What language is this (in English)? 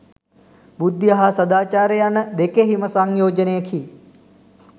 Sinhala